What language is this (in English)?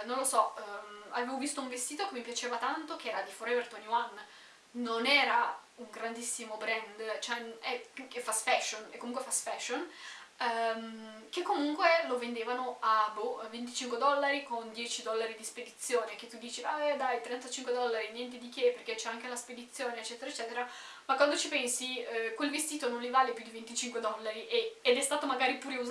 Italian